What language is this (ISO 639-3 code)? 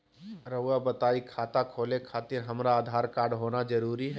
mag